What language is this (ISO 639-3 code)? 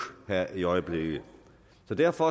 dan